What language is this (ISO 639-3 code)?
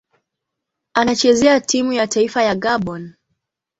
swa